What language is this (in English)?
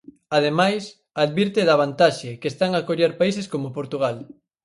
Galician